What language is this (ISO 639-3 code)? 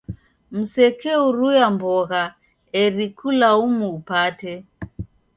dav